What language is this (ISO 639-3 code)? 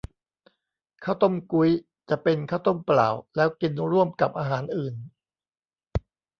tha